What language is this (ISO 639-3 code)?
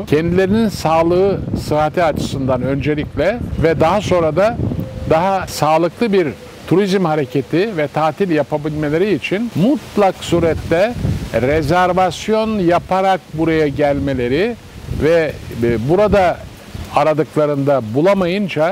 tur